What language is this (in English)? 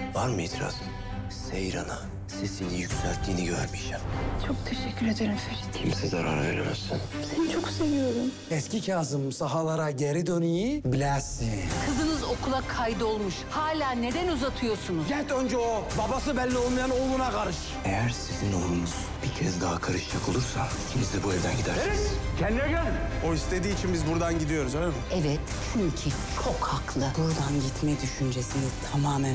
Turkish